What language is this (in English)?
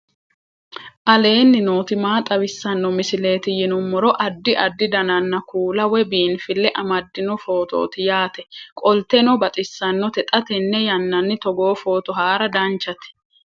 Sidamo